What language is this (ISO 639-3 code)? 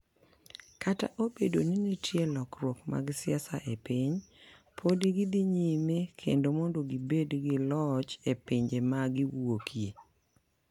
luo